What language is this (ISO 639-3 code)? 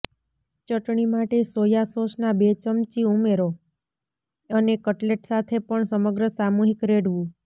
guj